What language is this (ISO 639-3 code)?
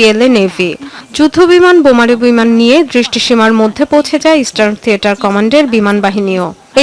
ben